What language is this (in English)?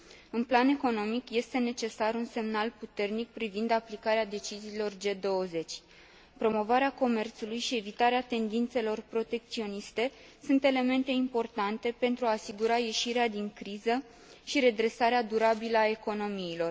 Romanian